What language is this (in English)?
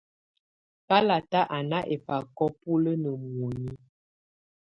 Tunen